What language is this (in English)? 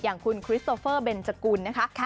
Thai